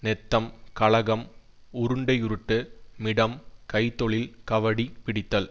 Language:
Tamil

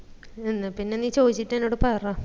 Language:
Malayalam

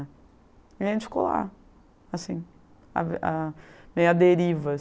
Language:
Portuguese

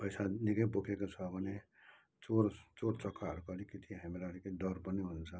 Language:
Nepali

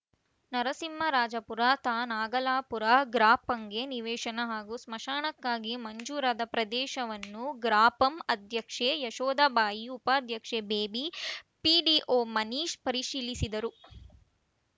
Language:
Kannada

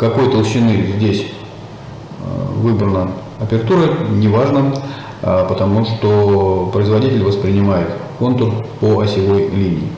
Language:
Russian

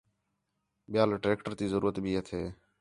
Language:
Khetrani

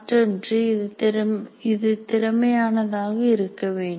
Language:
Tamil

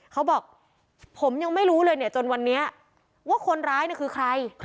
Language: Thai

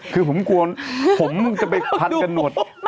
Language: Thai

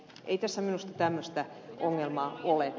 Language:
Finnish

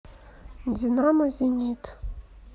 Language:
Russian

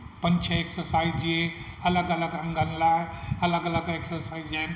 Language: Sindhi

